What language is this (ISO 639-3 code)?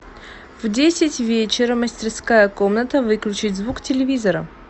rus